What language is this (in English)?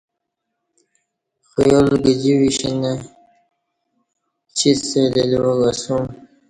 Kati